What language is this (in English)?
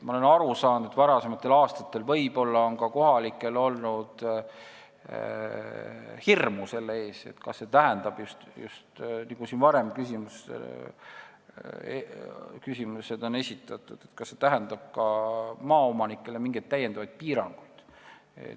Estonian